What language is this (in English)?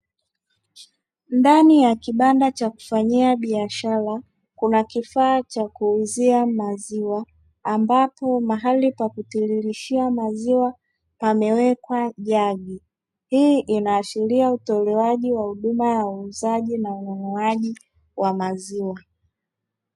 Swahili